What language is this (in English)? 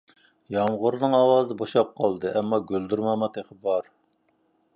Uyghur